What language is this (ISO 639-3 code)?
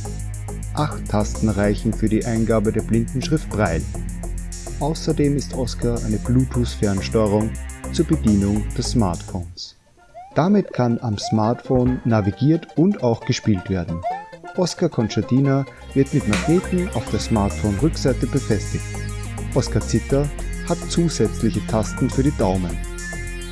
deu